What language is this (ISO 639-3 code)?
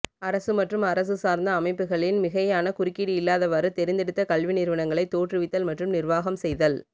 tam